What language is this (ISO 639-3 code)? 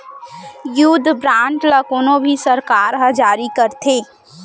hne